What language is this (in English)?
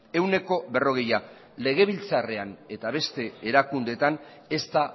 Basque